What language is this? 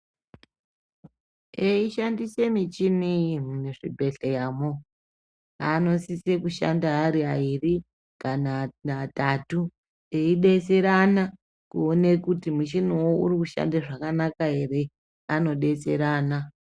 Ndau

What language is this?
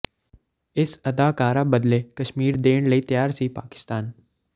Punjabi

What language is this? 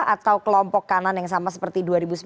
Indonesian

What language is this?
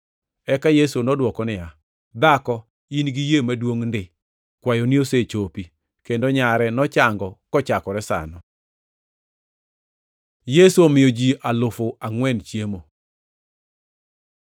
Luo (Kenya and Tanzania)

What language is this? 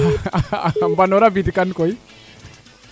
Serer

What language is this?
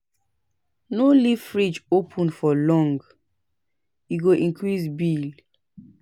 Nigerian Pidgin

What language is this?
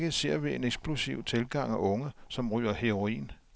Danish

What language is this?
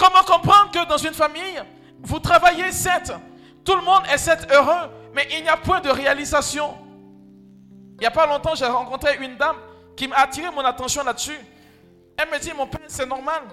French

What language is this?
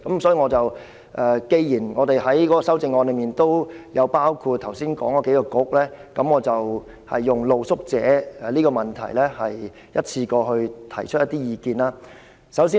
Cantonese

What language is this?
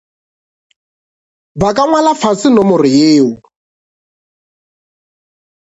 Northern Sotho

